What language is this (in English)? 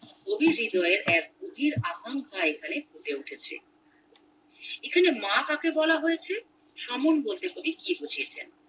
Bangla